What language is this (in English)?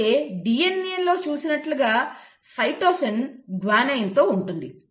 Telugu